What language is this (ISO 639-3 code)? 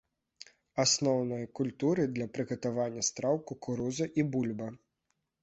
bel